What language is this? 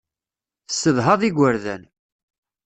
Kabyle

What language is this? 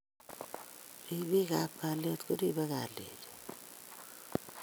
Kalenjin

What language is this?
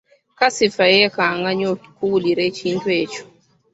Ganda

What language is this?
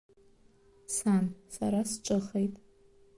Abkhazian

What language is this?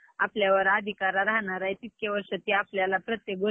Marathi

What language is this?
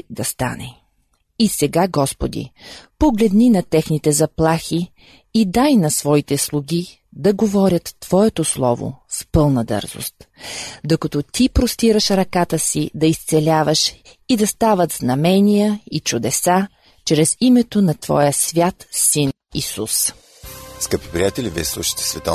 Bulgarian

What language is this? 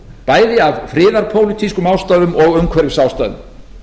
Icelandic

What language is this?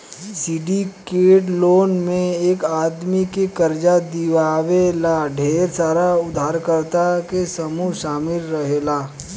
Bhojpuri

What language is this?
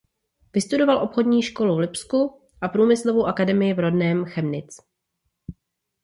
Czech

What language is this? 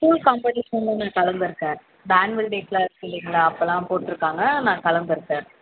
Tamil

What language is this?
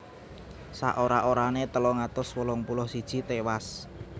Javanese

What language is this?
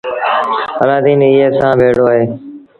Sindhi Bhil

